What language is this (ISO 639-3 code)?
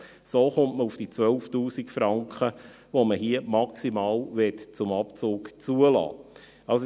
gsw